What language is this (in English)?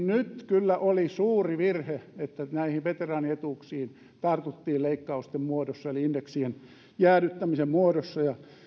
Finnish